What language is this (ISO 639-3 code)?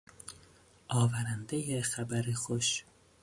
fas